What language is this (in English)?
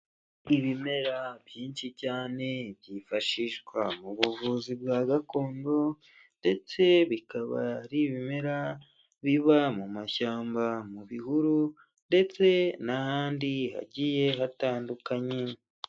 Kinyarwanda